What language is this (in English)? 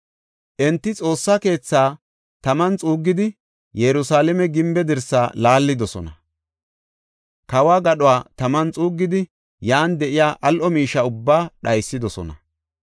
Gofa